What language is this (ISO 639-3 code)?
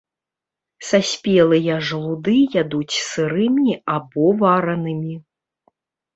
bel